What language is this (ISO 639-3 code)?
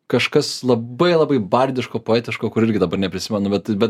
lit